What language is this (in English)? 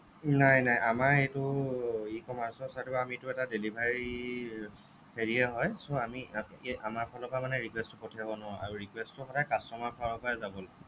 Assamese